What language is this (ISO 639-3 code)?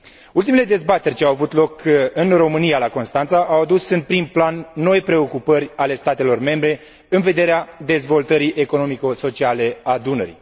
ron